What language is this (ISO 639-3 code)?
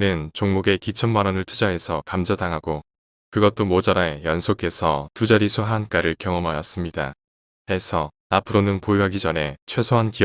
kor